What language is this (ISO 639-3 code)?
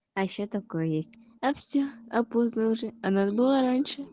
rus